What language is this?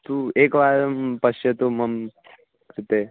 Sanskrit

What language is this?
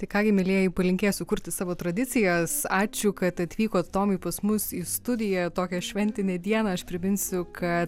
Lithuanian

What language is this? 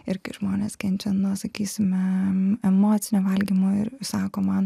Lithuanian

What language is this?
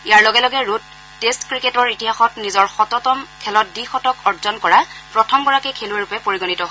Assamese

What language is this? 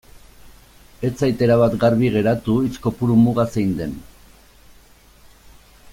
Basque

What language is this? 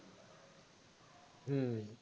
Assamese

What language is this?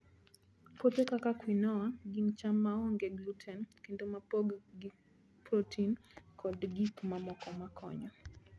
Luo (Kenya and Tanzania)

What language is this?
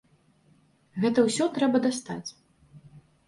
Belarusian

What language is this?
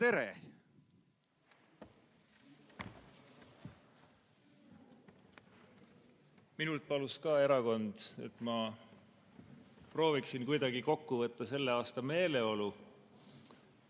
Estonian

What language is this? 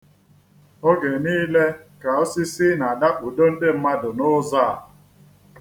Igbo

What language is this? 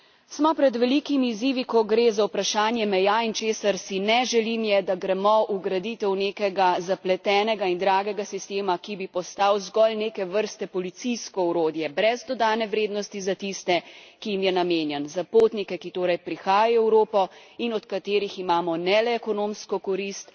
Slovenian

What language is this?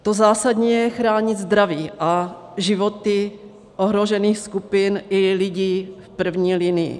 Czech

